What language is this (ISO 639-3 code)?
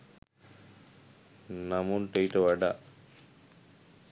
sin